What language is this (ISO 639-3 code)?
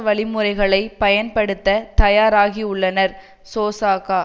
tam